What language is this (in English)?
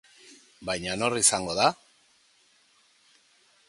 Basque